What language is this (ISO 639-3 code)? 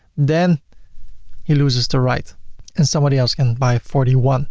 eng